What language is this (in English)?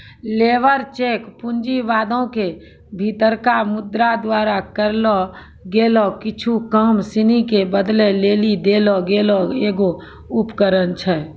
Maithili